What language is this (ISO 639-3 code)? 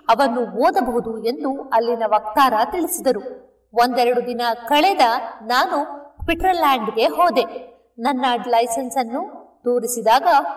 kan